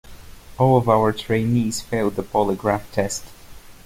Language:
English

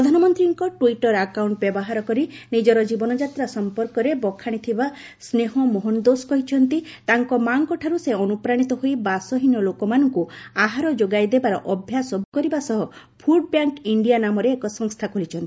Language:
Odia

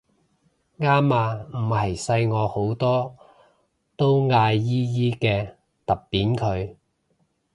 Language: Cantonese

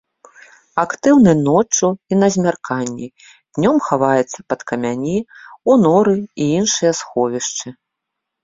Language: Belarusian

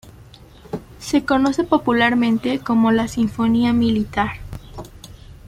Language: Spanish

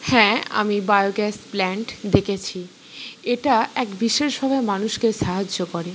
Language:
Bangla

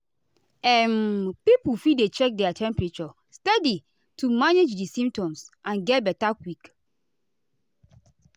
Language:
Nigerian Pidgin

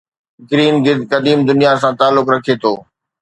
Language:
Sindhi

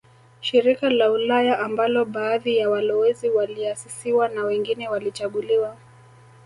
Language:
Swahili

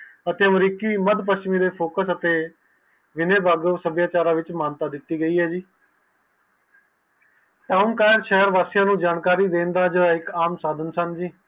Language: Punjabi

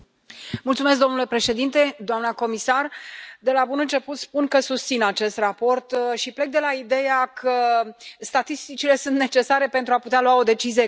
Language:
Romanian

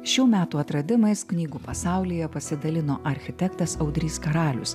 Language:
Lithuanian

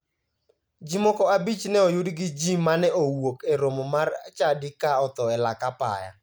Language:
Luo (Kenya and Tanzania)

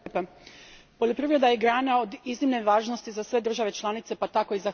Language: Croatian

